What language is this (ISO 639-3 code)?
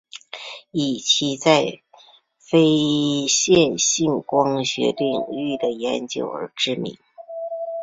zho